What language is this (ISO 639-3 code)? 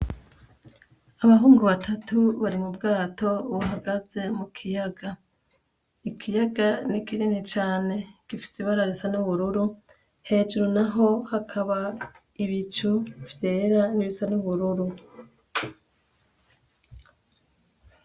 run